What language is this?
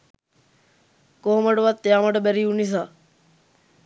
Sinhala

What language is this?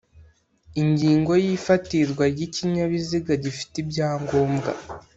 Kinyarwanda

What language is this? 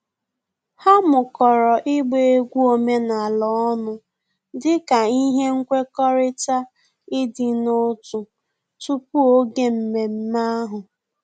Igbo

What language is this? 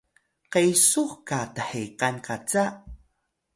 Atayal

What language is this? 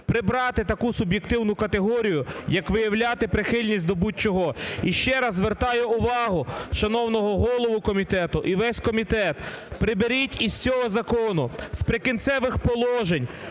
Ukrainian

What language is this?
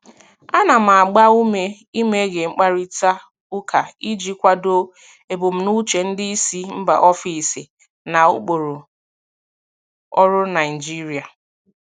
Igbo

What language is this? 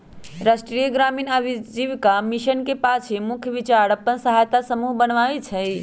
Magahi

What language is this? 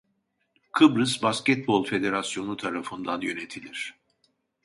Turkish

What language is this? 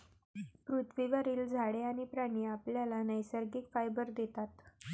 Marathi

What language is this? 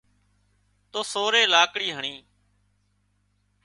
Wadiyara Koli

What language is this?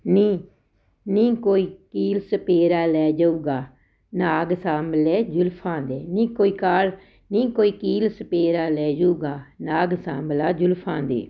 Punjabi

